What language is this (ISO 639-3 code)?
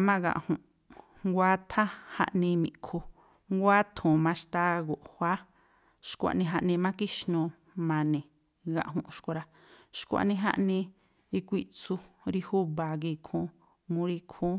tpl